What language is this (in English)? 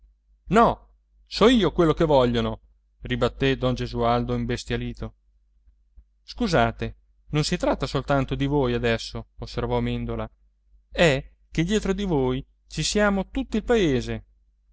Italian